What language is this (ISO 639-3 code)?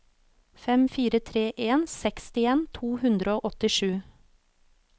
nor